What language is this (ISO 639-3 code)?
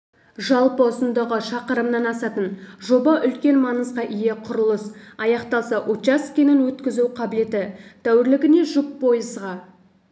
kaz